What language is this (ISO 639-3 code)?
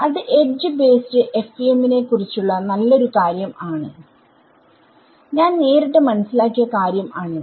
mal